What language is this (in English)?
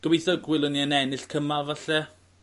Welsh